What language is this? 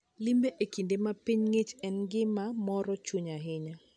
Luo (Kenya and Tanzania)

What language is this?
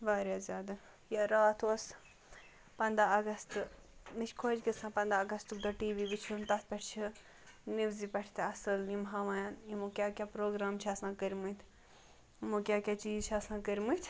Kashmiri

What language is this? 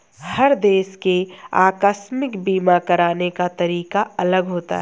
Hindi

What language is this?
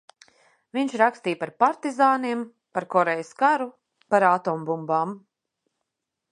Latvian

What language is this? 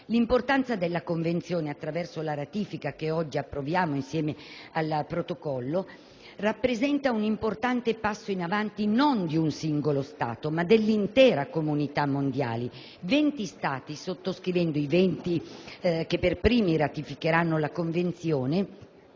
Italian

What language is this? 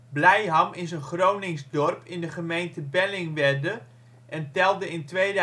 Dutch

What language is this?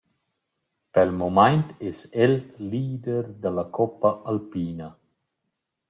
Romansh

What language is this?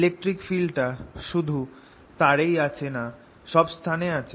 Bangla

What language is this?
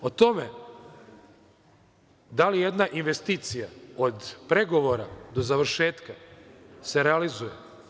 Serbian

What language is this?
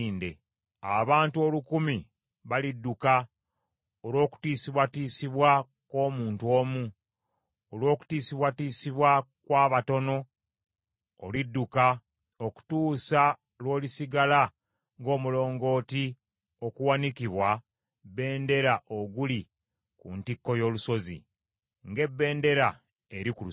Ganda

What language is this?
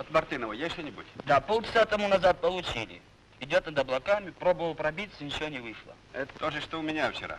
Russian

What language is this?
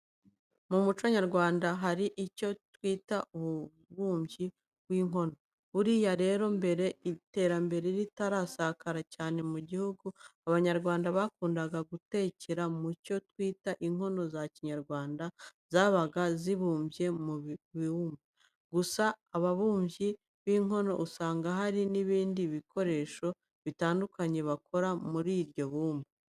Kinyarwanda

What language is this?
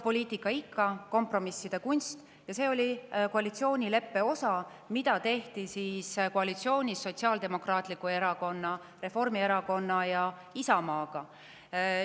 Estonian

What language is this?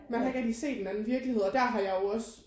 Danish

